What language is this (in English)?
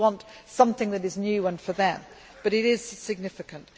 English